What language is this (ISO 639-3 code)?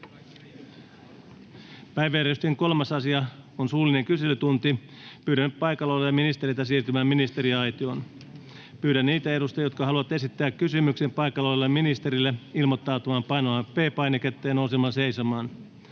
fin